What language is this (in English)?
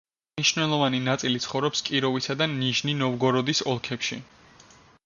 Georgian